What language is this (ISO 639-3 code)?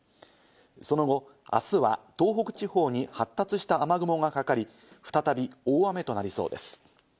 jpn